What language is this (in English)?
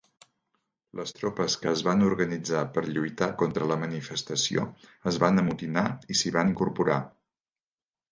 Catalan